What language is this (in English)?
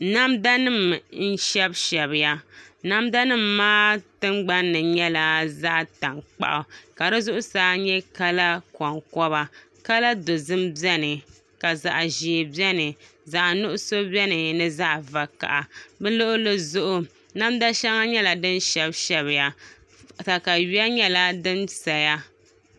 Dagbani